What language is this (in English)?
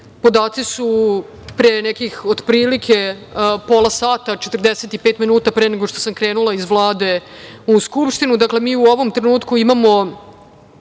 Serbian